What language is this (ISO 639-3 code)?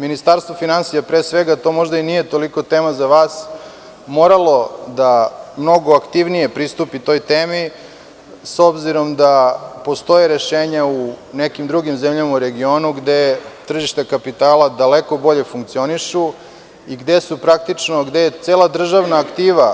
srp